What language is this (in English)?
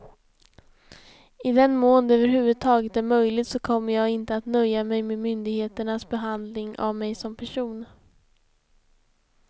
Swedish